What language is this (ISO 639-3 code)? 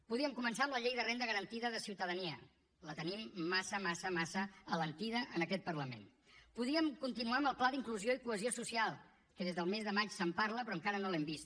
cat